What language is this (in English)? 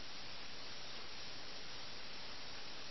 Malayalam